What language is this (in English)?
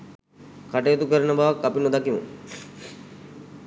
Sinhala